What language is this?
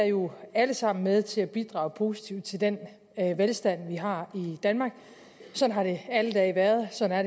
Danish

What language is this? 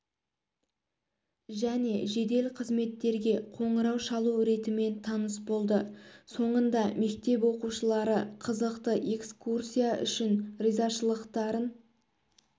Kazakh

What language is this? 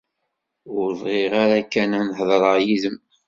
Kabyle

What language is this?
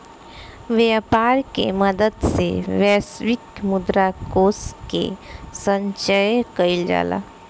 Bhojpuri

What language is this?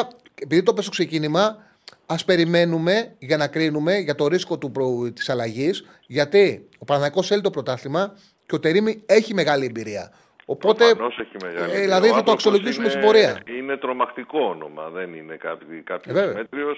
Greek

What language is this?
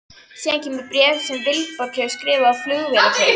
Icelandic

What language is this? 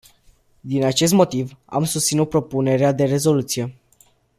Romanian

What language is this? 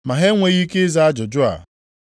Igbo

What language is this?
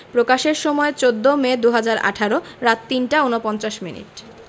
Bangla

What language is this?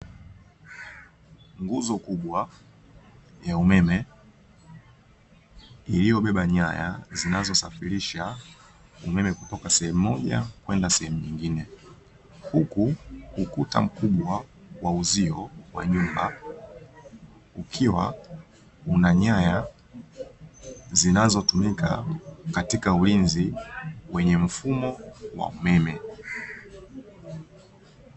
Swahili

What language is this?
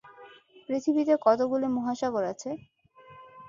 Bangla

